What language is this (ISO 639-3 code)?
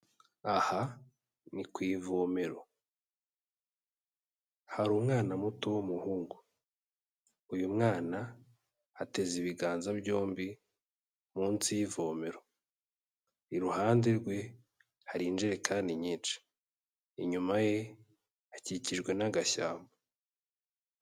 kin